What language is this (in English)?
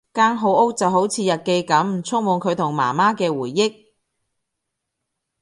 Cantonese